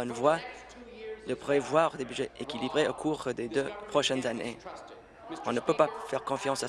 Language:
French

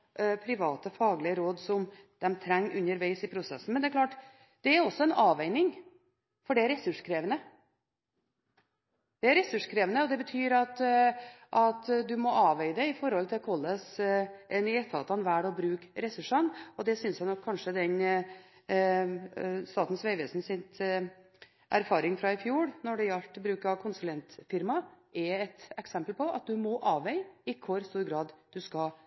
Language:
Norwegian Bokmål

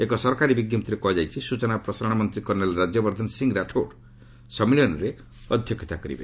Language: Odia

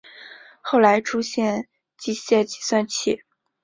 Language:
Chinese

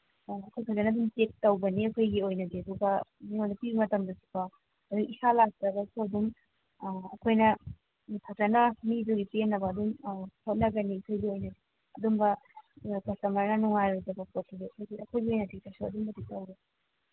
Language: Manipuri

